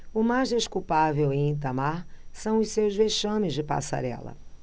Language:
Portuguese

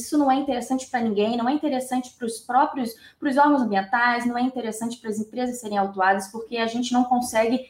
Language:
Portuguese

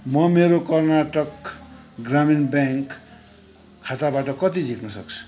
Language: Nepali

